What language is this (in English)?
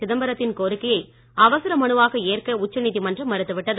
Tamil